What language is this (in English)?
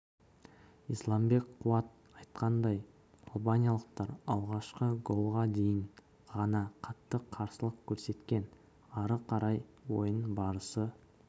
Kazakh